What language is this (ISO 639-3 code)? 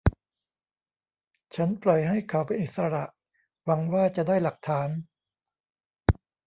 tha